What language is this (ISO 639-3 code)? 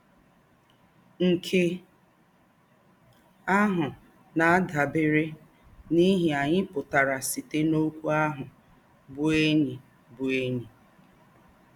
ibo